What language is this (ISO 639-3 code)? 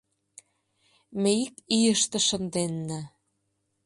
chm